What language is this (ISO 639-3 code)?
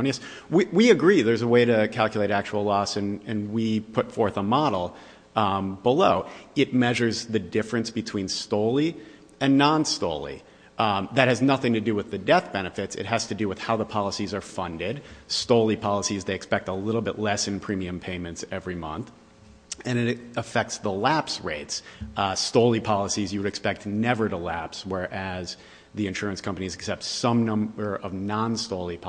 eng